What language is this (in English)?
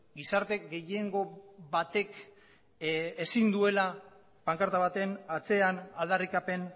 Basque